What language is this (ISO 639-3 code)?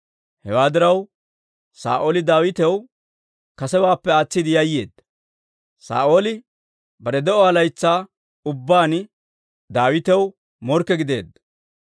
dwr